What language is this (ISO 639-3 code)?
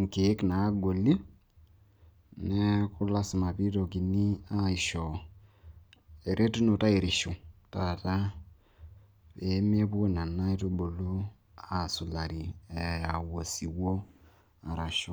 mas